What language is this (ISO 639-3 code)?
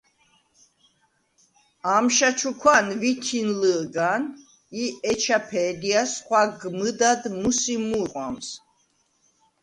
sva